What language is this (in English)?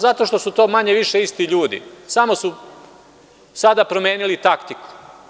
Serbian